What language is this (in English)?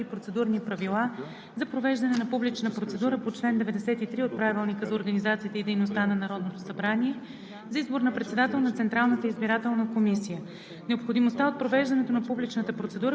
Bulgarian